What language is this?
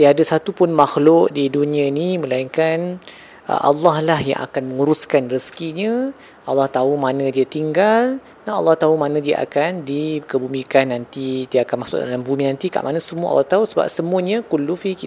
Malay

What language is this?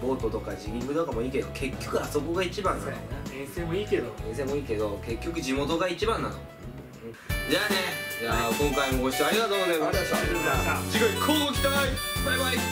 Japanese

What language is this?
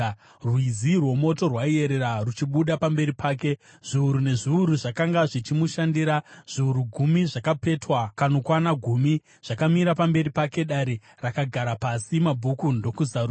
Shona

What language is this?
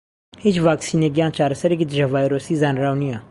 Central Kurdish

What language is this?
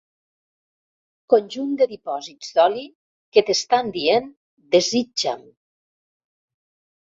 Catalan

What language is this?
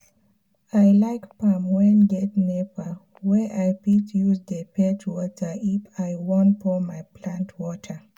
Nigerian Pidgin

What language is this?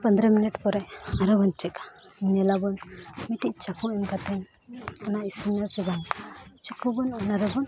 Santali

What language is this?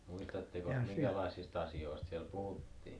Finnish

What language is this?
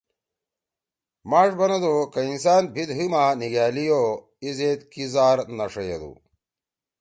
Torwali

